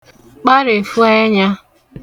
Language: Igbo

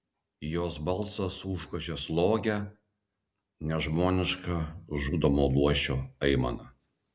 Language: Lithuanian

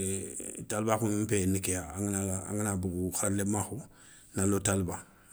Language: Soninke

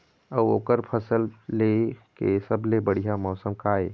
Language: Chhattisgarhi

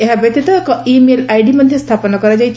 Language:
Odia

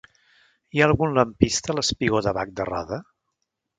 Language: Catalan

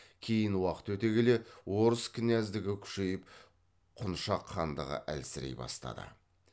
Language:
Kazakh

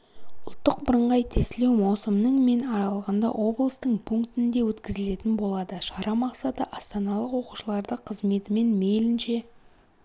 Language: Kazakh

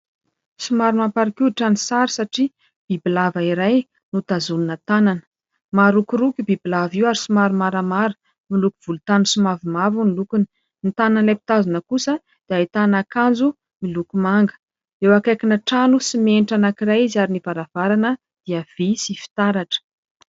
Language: Malagasy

